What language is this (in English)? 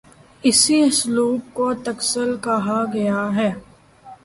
Urdu